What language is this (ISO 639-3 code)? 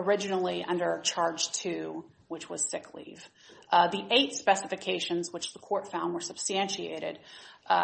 eng